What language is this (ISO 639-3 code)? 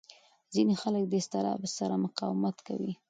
pus